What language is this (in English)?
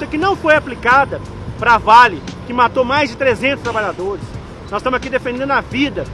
Portuguese